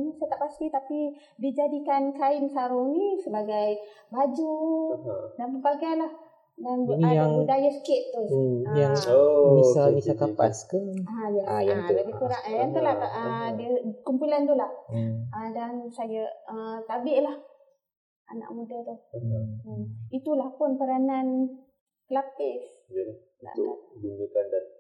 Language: Malay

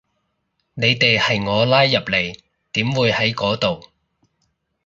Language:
Cantonese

